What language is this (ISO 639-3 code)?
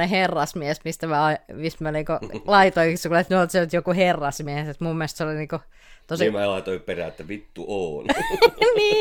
fin